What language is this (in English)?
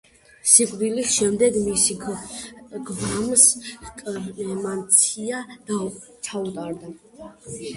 Georgian